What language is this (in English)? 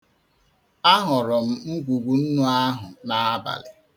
Igbo